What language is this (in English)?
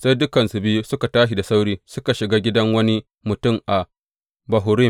Hausa